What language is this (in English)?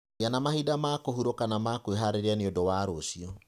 Kikuyu